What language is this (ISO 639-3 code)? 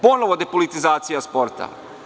srp